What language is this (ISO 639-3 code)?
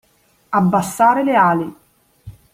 ita